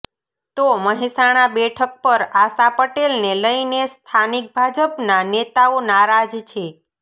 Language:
Gujarati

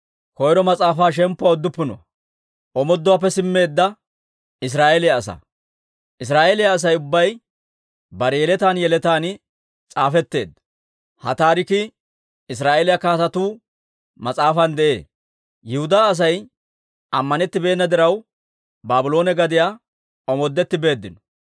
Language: Dawro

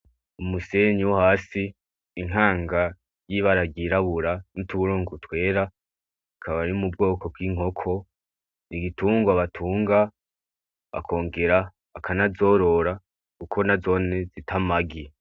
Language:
Rundi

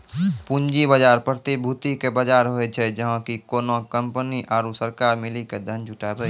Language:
Maithili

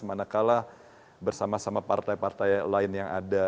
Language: Indonesian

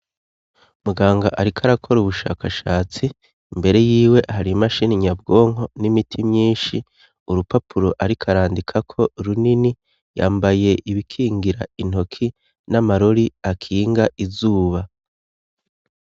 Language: Rundi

